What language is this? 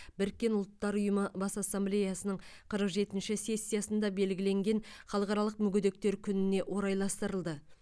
Kazakh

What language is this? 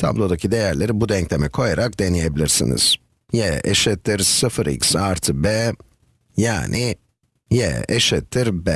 Turkish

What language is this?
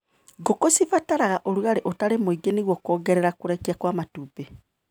Kikuyu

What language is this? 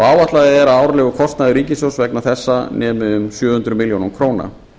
Icelandic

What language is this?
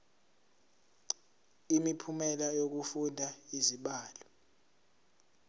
Zulu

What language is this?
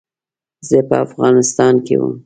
Pashto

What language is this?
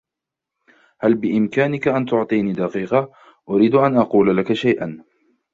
Arabic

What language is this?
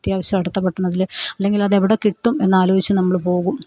Malayalam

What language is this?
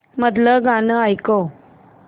Marathi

